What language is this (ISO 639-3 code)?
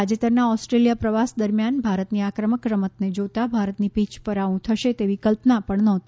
guj